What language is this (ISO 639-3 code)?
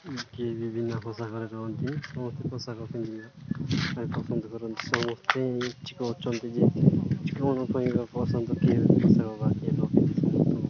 ori